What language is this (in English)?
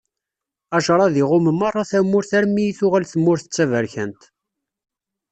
Kabyle